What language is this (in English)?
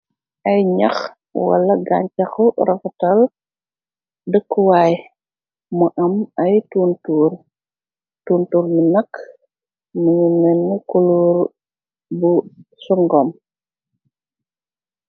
Wolof